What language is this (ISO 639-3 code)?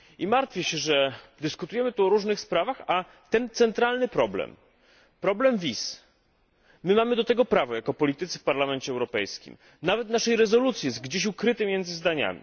pol